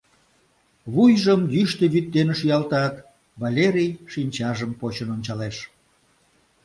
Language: Mari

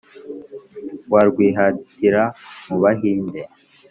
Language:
Kinyarwanda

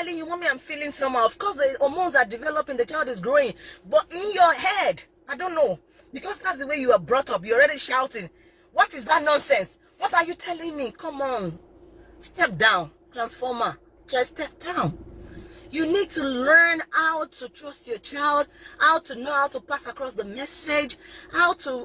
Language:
English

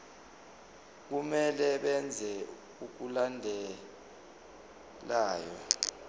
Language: Zulu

